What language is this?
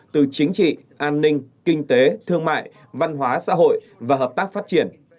Vietnamese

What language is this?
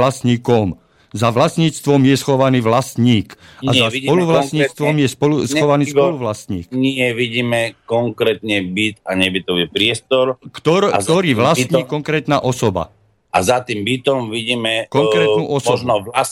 Slovak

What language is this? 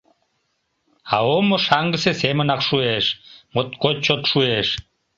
Mari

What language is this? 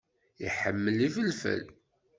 Kabyle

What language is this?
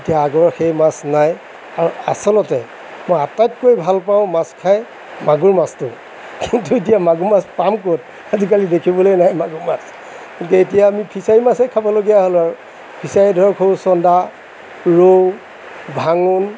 Assamese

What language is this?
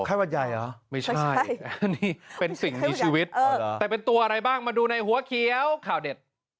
Thai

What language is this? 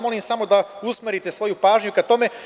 Serbian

